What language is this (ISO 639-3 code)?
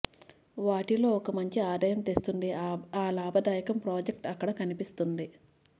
tel